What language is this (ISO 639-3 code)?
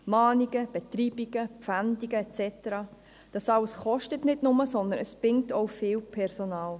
gsw